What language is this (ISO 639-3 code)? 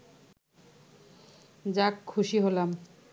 ben